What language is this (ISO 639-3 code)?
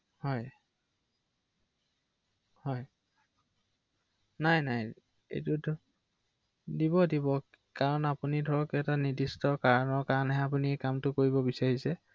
asm